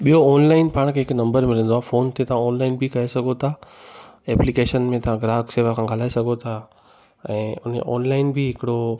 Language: Sindhi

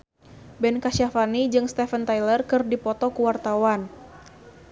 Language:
Sundanese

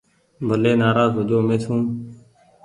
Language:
Goaria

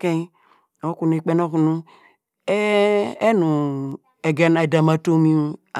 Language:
Degema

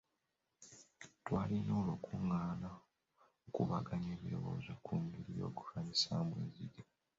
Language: Ganda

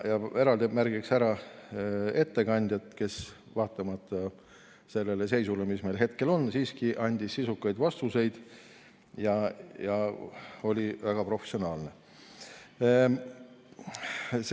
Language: Estonian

